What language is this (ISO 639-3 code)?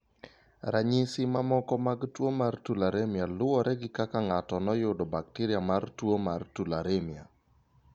luo